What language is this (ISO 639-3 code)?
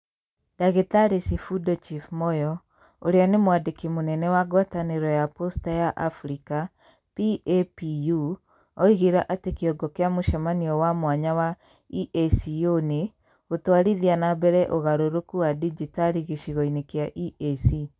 kik